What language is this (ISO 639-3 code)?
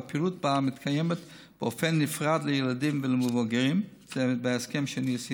heb